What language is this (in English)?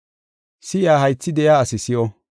Gofa